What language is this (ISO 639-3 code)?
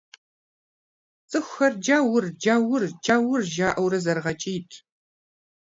kbd